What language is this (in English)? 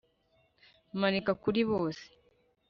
Kinyarwanda